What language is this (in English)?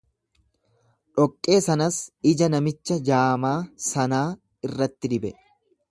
Oromo